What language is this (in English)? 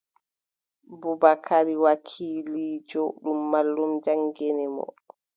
Adamawa Fulfulde